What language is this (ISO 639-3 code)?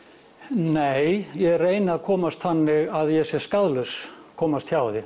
isl